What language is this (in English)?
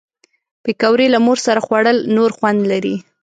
Pashto